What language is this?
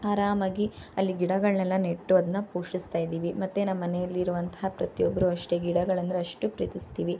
Kannada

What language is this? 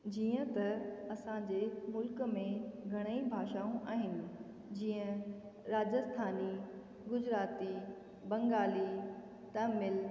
Sindhi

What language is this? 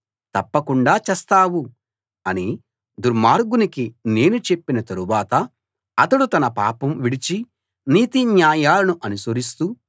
Telugu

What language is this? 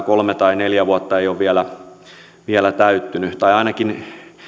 Finnish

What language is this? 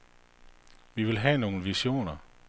Danish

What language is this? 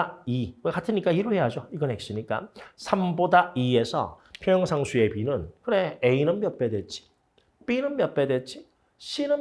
Korean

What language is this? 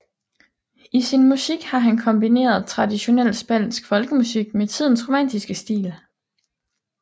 Danish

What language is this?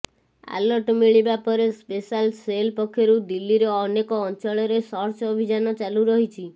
Odia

